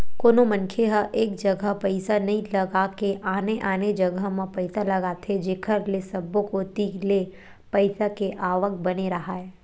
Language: Chhattisgarhi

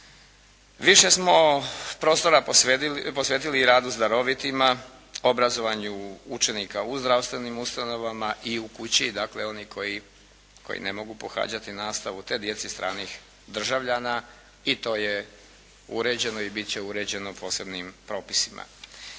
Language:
Croatian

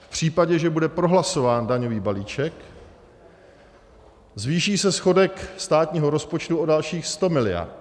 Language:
Czech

